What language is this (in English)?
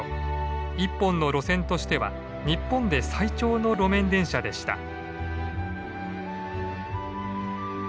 Japanese